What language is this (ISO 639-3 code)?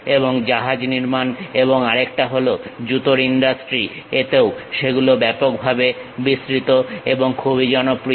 ben